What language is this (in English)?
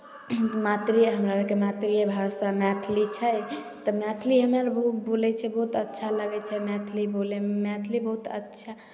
Maithili